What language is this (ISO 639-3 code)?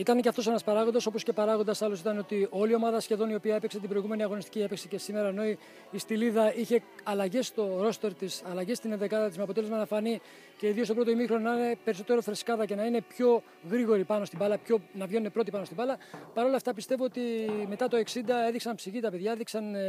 ell